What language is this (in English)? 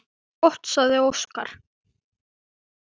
Icelandic